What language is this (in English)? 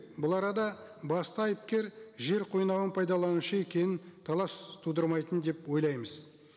Kazakh